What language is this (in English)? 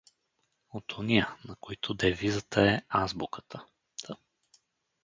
Bulgarian